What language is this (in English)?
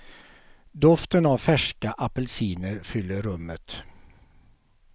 Swedish